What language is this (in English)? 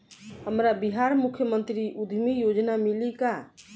Bhojpuri